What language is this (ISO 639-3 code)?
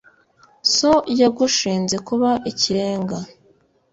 kin